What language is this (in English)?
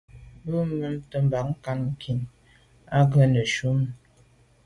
Medumba